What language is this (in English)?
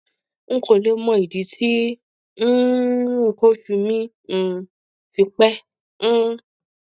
Yoruba